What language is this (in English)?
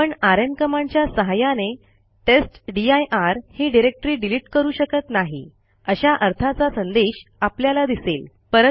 Marathi